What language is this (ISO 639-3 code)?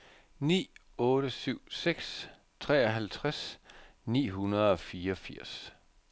dan